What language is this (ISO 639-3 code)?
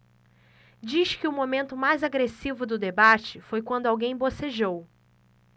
por